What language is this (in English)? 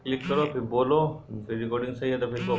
Bhojpuri